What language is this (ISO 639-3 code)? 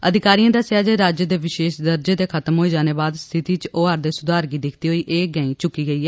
doi